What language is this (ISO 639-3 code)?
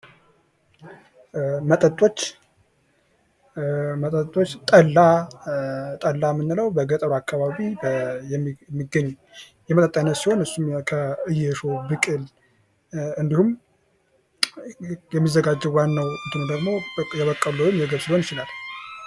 amh